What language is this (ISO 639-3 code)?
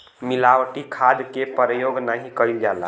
bho